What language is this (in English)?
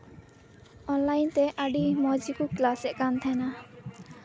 Santali